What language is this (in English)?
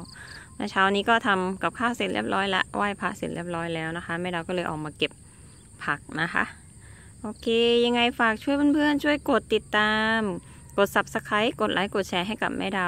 Thai